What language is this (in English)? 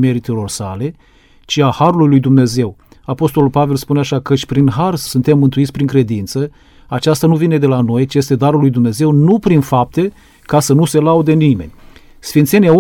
Romanian